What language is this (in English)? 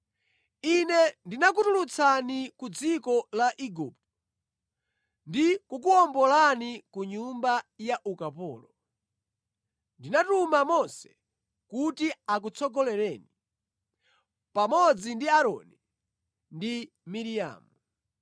Nyanja